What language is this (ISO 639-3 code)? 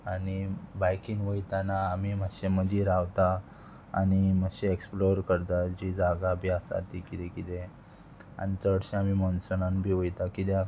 kok